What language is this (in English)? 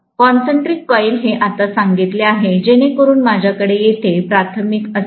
Marathi